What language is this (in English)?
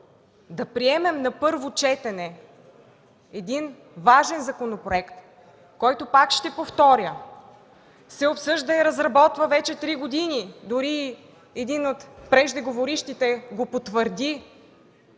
Bulgarian